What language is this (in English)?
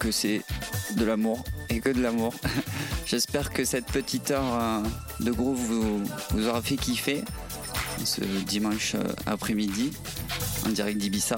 French